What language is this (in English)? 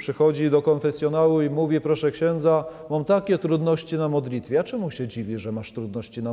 Polish